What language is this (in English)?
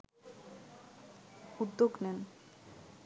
Bangla